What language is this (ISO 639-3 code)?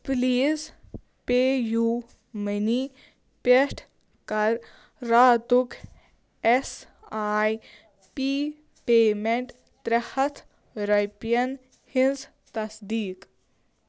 kas